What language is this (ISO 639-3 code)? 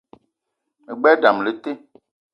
eto